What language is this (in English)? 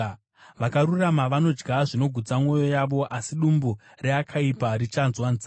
Shona